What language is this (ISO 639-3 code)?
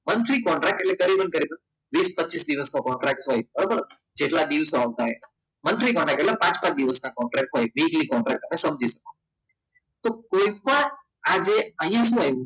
guj